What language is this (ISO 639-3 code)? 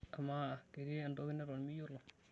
mas